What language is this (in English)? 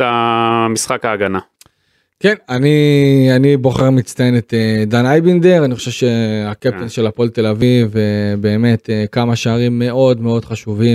Hebrew